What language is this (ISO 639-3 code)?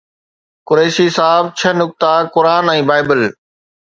snd